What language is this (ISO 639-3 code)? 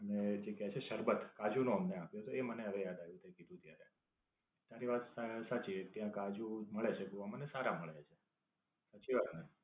guj